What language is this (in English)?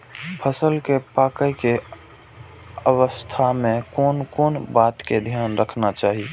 Maithili